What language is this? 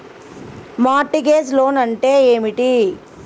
Telugu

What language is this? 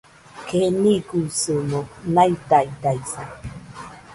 Nüpode Huitoto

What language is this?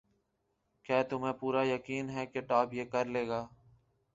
Urdu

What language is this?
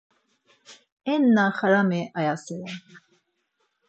Laz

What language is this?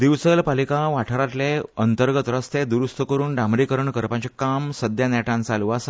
Konkani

